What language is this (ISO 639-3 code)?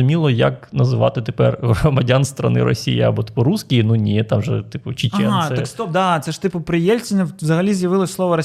ukr